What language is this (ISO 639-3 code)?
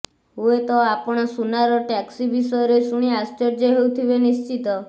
ori